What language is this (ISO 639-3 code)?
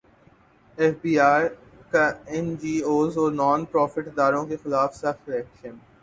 urd